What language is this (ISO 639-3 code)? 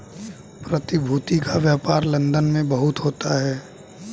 hin